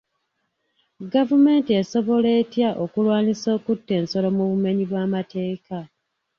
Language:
Ganda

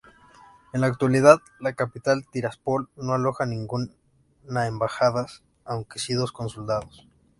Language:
Spanish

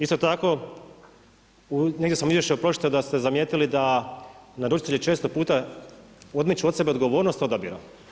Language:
Croatian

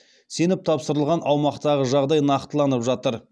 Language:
Kazakh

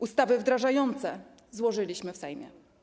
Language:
Polish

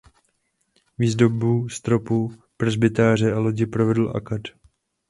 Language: Czech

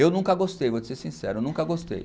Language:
Portuguese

